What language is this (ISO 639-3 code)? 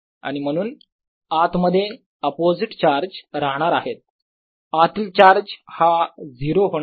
mar